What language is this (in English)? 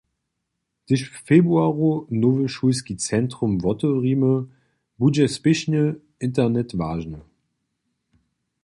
Upper Sorbian